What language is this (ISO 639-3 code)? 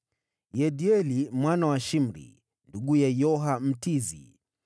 swa